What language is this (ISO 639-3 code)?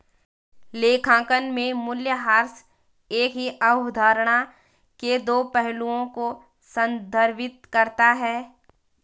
hin